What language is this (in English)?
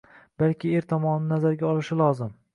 Uzbek